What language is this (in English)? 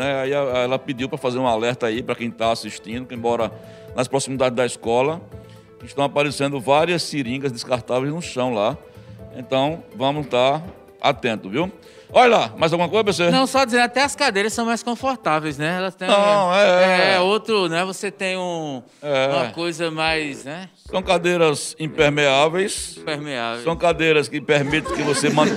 Portuguese